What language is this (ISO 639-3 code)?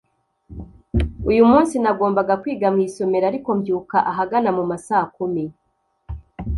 kin